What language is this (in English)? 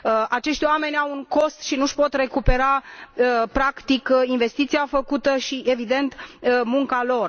Romanian